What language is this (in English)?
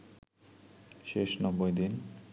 Bangla